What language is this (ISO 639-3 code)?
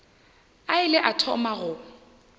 nso